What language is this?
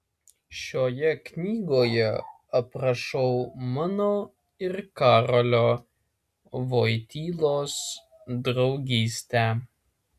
Lithuanian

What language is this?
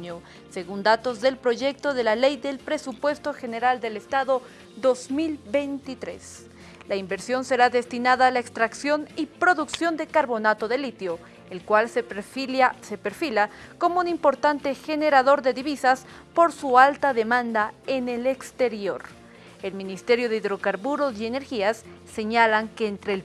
Spanish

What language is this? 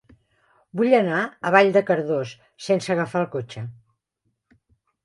Catalan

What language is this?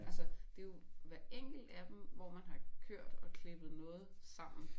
Danish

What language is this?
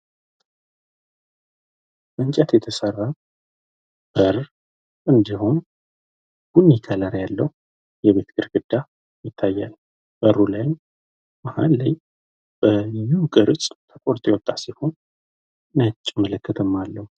Amharic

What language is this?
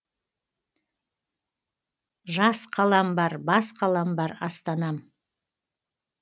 Kazakh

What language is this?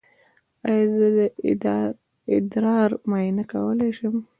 Pashto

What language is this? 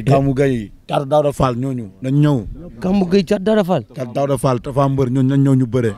Indonesian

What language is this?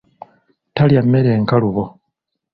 Ganda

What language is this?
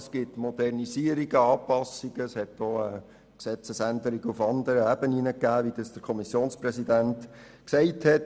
Swiss German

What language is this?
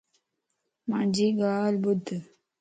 Lasi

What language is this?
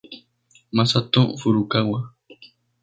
Spanish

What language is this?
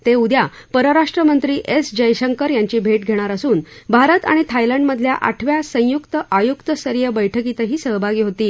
Marathi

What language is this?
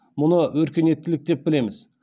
Kazakh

